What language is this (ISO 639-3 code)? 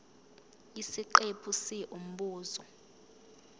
zul